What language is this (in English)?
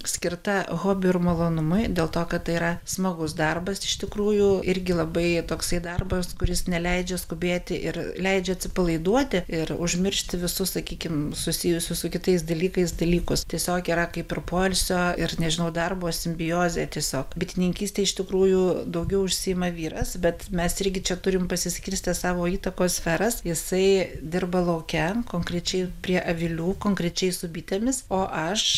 Lithuanian